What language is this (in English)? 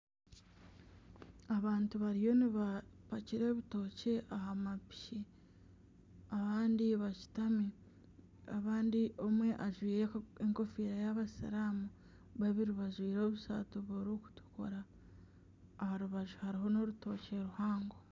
Nyankole